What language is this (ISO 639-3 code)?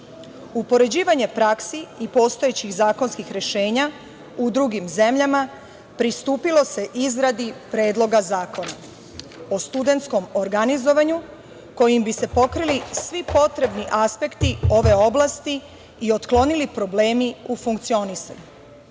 srp